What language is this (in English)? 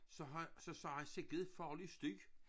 Danish